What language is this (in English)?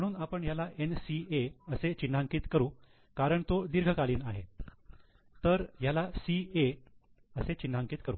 Marathi